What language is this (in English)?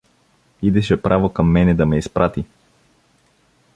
Bulgarian